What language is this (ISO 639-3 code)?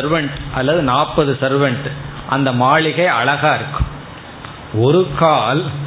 tam